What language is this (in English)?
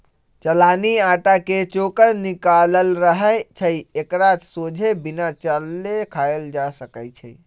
Magahi